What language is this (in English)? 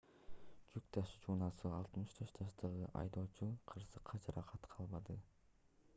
Kyrgyz